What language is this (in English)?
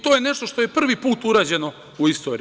Serbian